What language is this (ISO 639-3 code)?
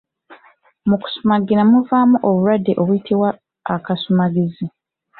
lug